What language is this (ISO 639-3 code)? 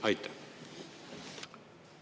est